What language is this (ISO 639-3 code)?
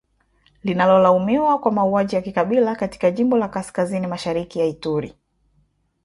swa